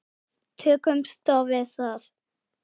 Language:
Icelandic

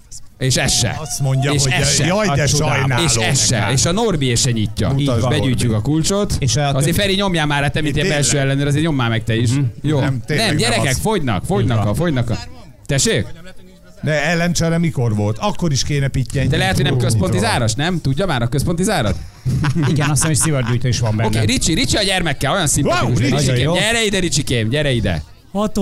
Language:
Hungarian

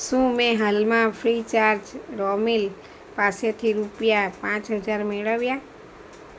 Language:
Gujarati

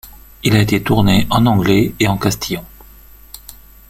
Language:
French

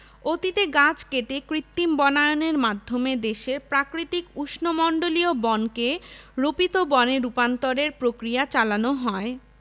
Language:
Bangla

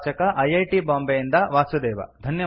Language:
Kannada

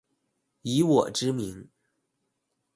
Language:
Chinese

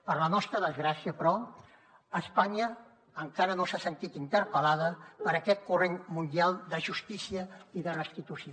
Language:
Catalan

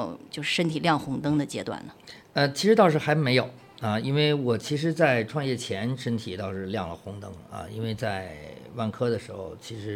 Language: Chinese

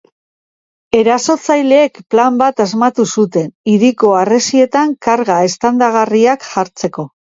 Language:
Basque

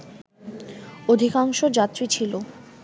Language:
Bangla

